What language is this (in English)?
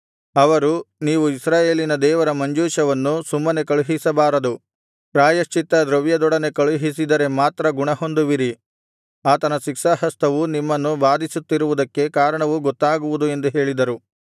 Kannada